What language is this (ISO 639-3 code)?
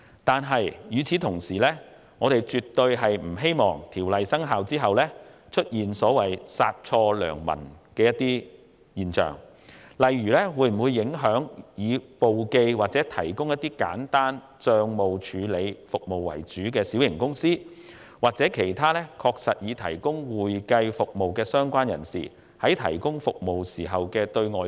yue